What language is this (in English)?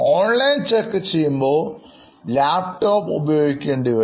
Malayalam